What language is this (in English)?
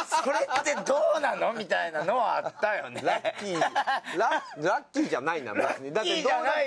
Japanese